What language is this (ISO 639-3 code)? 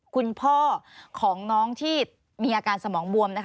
tha